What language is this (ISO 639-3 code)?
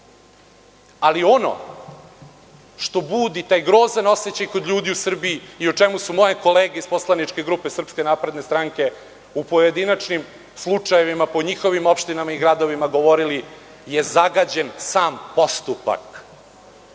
srp